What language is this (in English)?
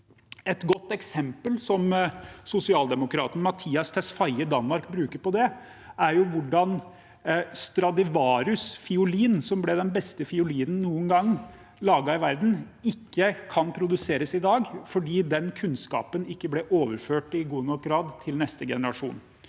Norwegian